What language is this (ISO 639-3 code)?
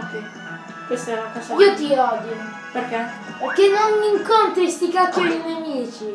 ita